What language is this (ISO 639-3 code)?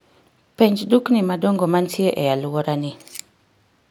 luo